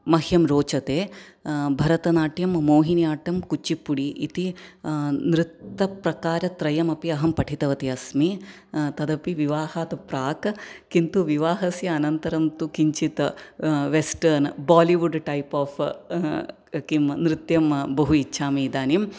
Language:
Sanskrit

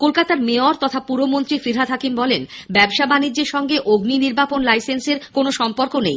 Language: Bangla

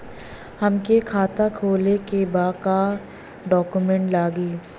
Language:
Bhojpuri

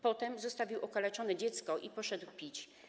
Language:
Polish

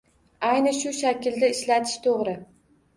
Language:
Uzbek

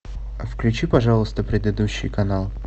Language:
Russian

